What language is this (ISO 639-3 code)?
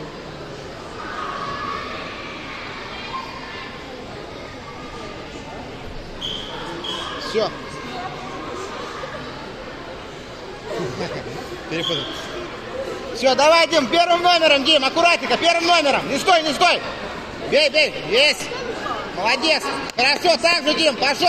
rus